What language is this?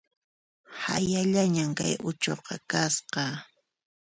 Puno Quechua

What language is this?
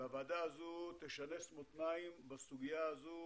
Hebrew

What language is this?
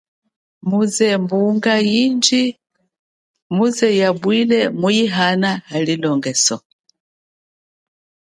Chokwe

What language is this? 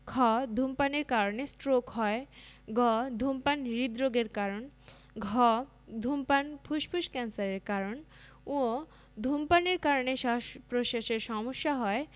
Bangla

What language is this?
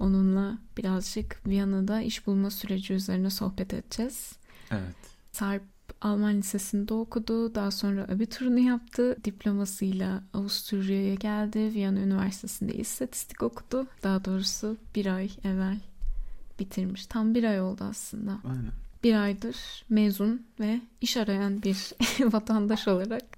Turkish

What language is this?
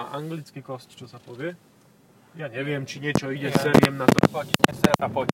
Slovak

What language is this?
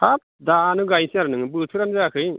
Bodo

